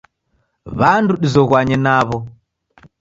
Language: Taita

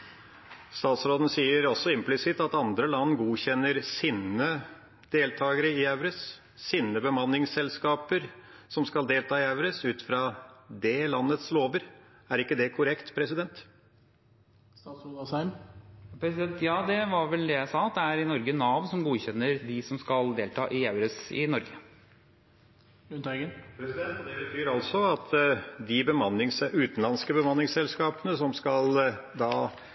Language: Norwegian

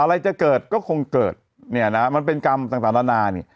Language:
Thai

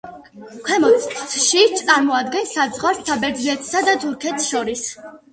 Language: Georgian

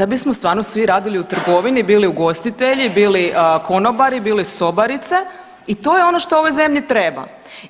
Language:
Croatian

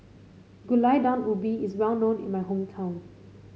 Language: English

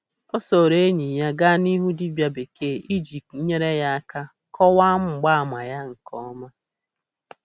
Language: Igbo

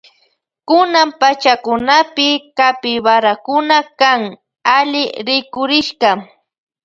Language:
Loja Highland Quichua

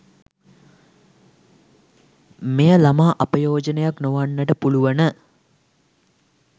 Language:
Sinhala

